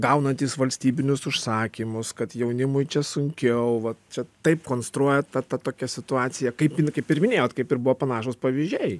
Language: Lithuanian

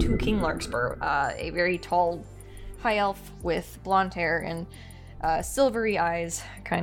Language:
English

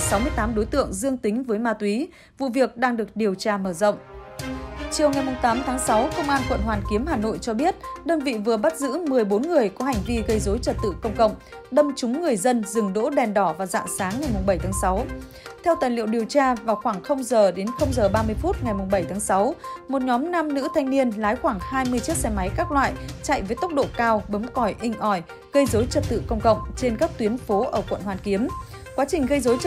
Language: Vietnamese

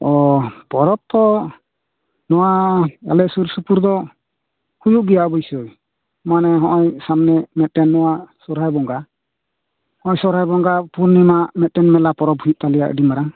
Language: Santali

